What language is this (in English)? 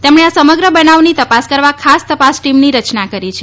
Gujarati